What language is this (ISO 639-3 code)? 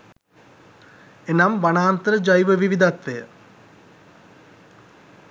sin